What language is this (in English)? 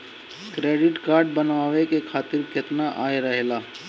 Bhojpuri